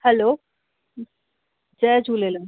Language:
Sindhi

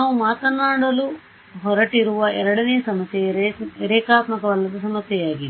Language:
Kannada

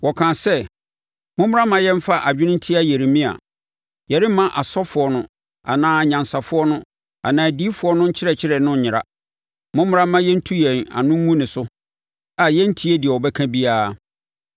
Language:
Akan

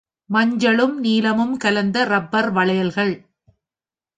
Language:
Tamil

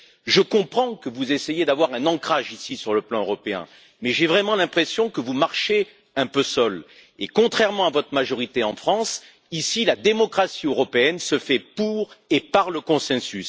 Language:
French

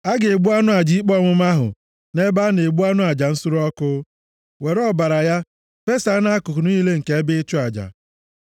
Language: Igbo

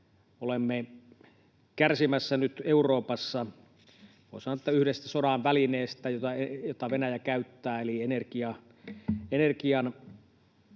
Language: Finnish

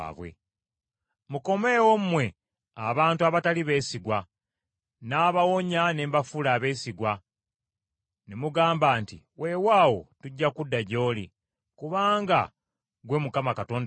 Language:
Ganda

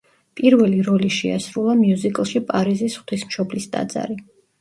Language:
Georgian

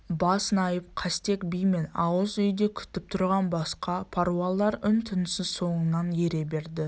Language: Kazakh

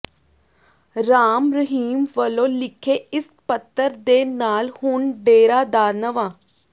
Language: Punjabi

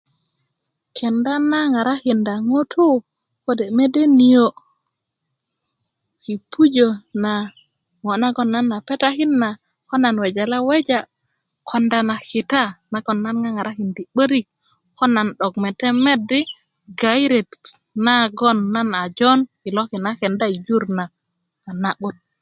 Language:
Kuku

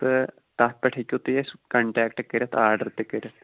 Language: Kashmiri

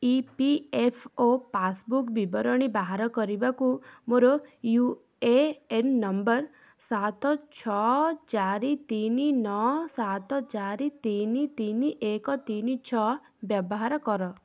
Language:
Odia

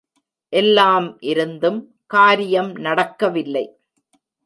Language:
Tamil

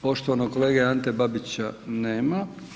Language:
Croatian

